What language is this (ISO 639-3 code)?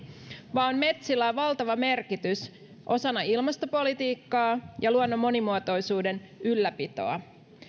fin